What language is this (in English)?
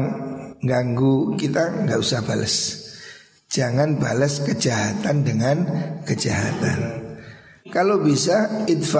Indonesian